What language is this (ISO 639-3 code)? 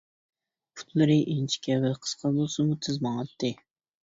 uig